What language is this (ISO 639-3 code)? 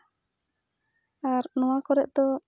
sat